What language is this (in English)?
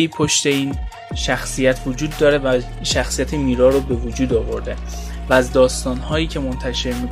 Persian